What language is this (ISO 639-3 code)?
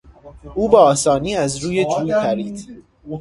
fas